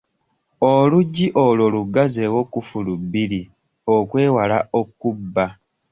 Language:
Ganda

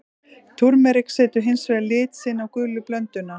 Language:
Icelandic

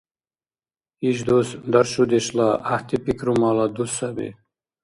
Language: Dargwa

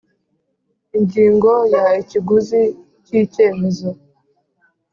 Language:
Kinyarwanda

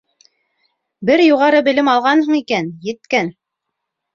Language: Bashkir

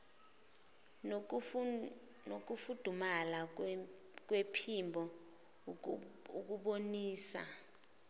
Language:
Zulu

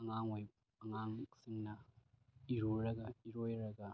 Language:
Manipuri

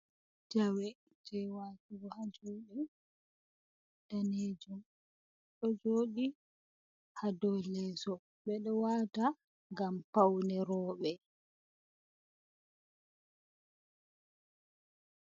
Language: Fula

